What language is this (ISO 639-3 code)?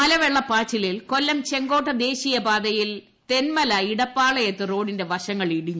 mal